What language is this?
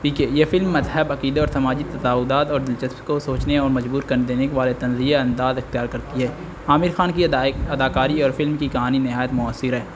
Urdu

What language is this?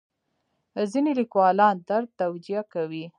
Pashto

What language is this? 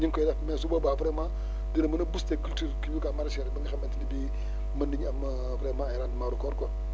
Wolof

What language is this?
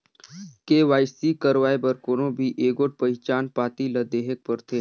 Chhattisgarhi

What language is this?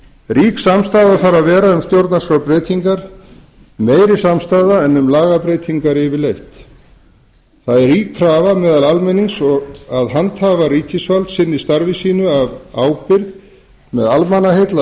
Icelandic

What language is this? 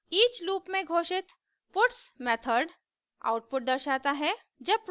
Hindi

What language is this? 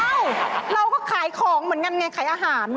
Thai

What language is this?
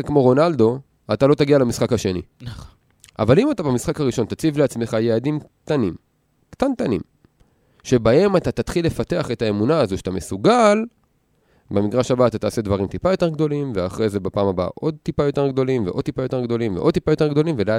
Hebrew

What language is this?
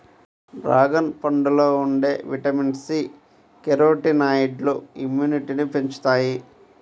Telugu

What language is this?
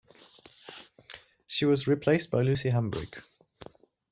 English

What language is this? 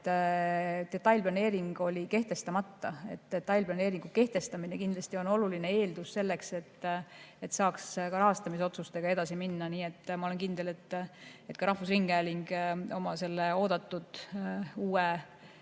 Estonian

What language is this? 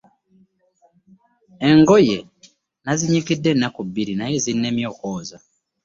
Ganda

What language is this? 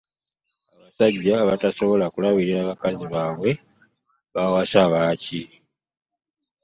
Ganda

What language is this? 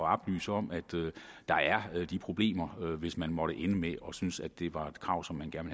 Danish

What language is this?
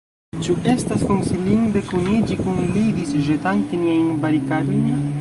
Esperanto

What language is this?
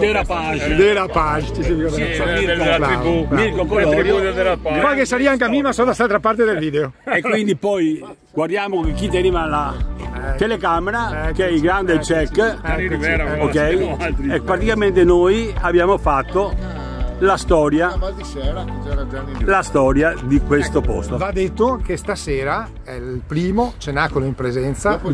Italian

